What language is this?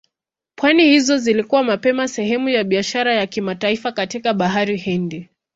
Swahili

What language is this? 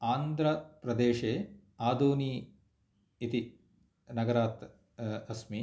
Sanskrit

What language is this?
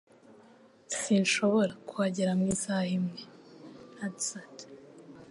Kinyarwanda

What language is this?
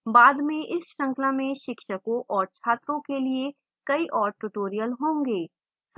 Hindi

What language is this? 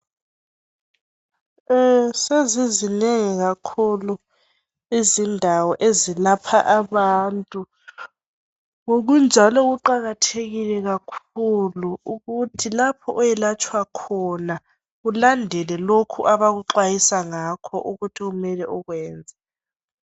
North Ndebele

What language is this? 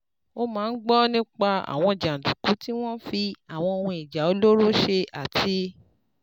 Yoruba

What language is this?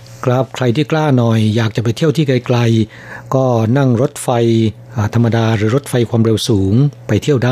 Thai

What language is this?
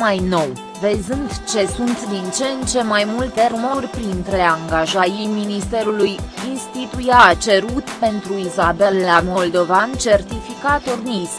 Romanian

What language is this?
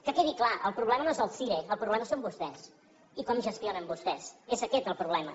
Catalan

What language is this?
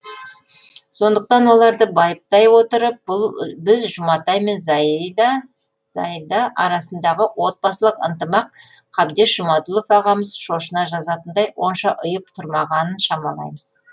Kazakh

